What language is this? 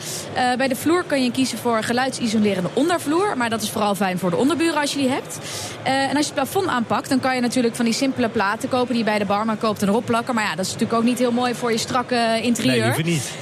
Dutch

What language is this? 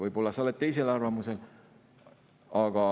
Estonian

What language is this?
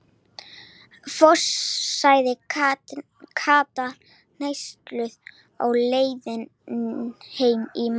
Icelandic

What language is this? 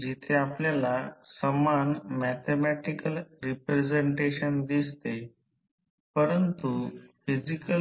Marathi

